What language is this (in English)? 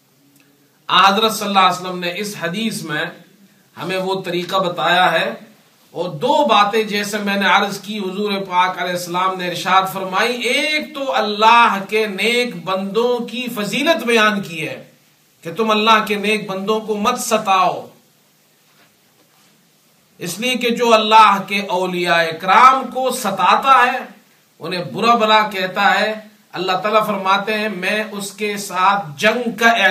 Urdu